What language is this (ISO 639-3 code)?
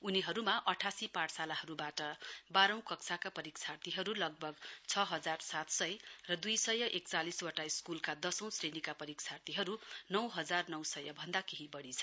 nep